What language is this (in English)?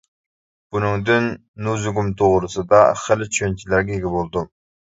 Uyghur